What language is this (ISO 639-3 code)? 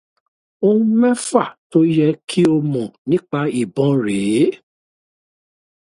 yor